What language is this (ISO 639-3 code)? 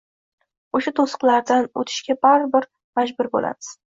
uzb